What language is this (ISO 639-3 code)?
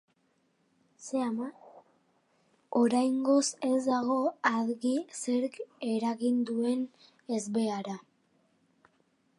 eus